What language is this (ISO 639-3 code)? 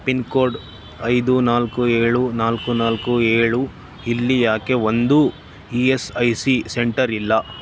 kan